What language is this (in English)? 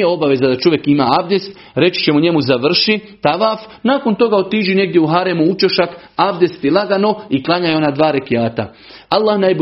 Croatian